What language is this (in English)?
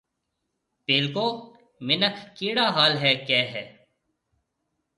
Marwari (Pakistan)